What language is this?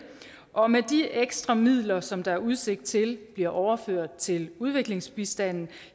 Danish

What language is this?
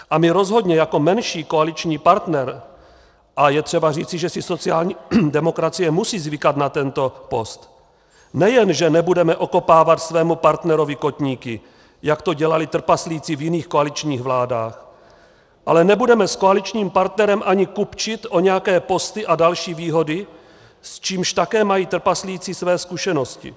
Czech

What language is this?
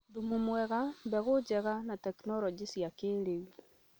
Kikuyu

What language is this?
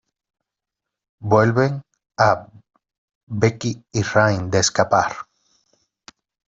Spanish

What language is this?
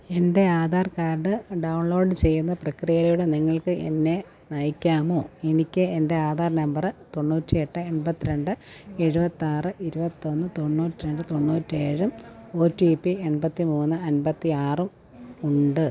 Malayalam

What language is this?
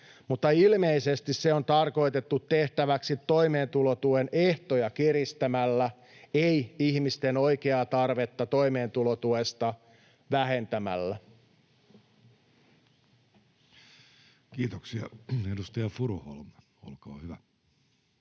Finnish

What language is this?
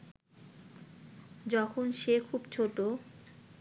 Bangla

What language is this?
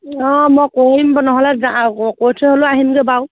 Assamese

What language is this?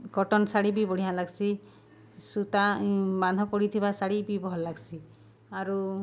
Odia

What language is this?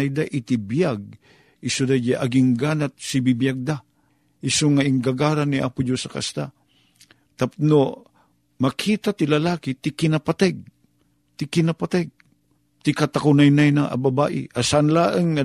Filipino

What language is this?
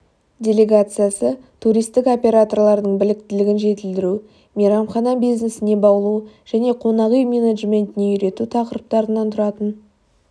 Kazakh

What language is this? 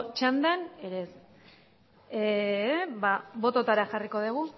Basque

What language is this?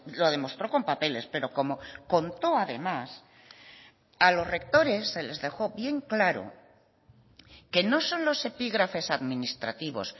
Spanish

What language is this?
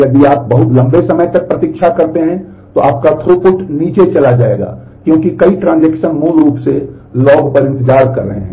Hindi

